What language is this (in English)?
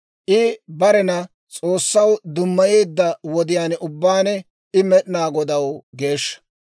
Dawro